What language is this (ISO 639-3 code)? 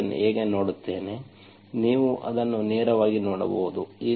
kan